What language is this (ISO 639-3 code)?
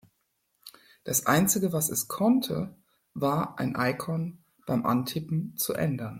deu